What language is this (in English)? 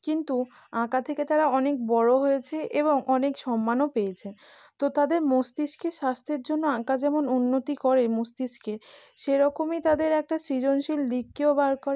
Bangla